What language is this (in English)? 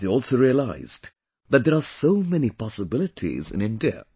English